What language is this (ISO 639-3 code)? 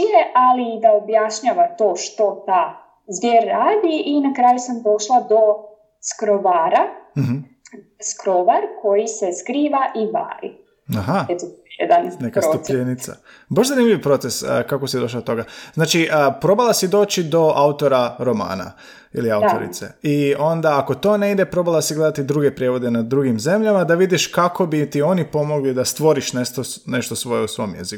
hrv